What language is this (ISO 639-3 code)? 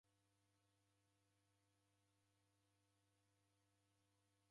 dav